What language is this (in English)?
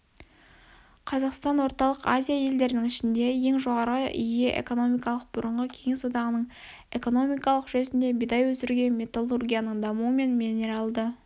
Kazakh